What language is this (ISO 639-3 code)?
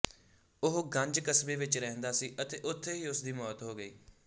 pan